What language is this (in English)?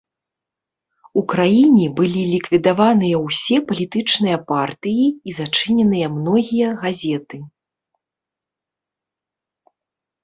Belarusian